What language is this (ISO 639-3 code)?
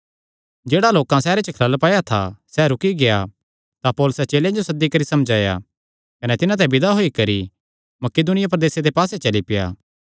xnr